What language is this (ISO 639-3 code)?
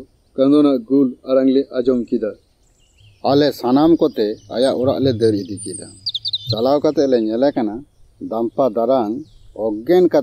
ind